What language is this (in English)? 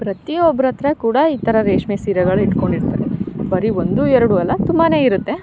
Kannada